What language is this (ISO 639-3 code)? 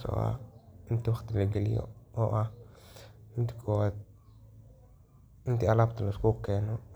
som